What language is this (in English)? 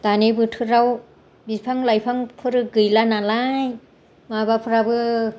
Bodo